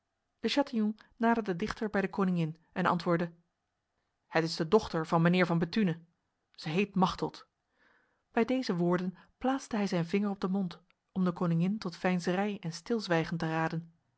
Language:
Dutch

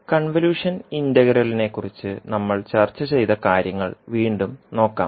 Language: Malayalam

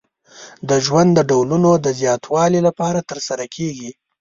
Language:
Pashto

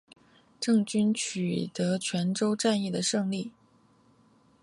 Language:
Chinese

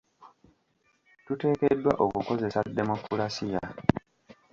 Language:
Ganda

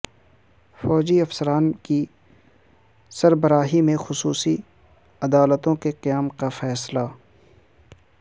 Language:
Urdu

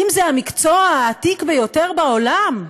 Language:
Hebrew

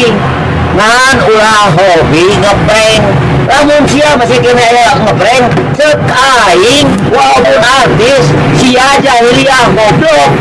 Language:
Indonesian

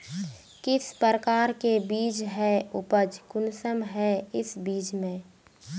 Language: Magahi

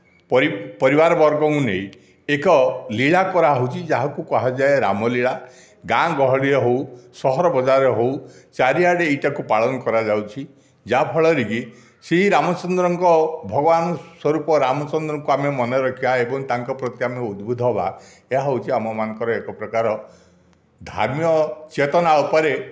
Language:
Odia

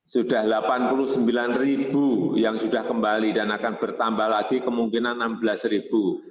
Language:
Indonesian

